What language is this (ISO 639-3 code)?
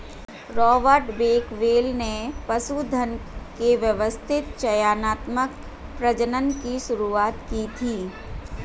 hin